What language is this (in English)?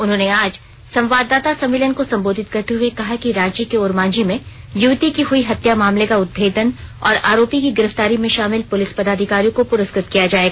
Hindi